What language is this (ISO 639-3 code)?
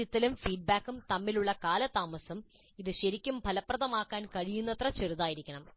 mal